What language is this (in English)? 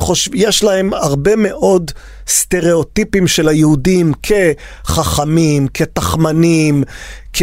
Hebrew